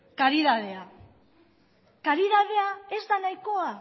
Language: Basque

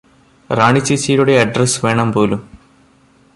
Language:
Malayalam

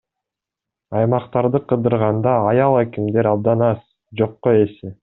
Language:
Kyrgyz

